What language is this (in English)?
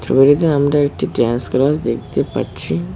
Bangla